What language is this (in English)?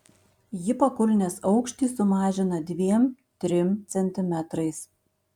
Lithuanian